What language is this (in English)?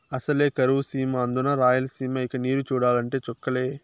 Telugu